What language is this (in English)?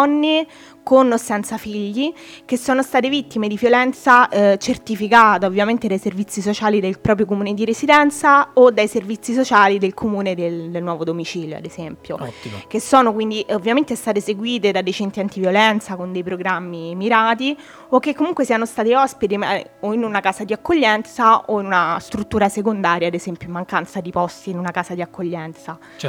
Italian